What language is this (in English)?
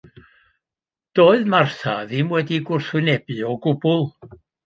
Welsh